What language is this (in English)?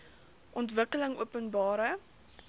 Afrikaans